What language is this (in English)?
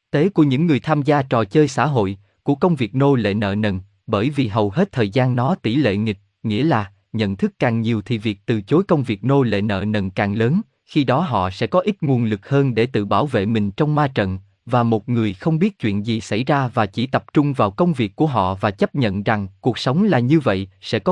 Vietnamese